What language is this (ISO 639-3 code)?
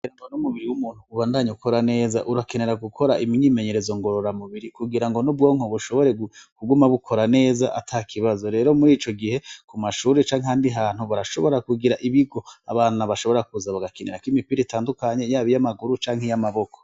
run